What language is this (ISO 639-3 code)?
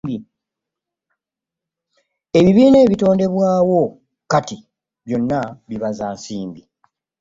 lug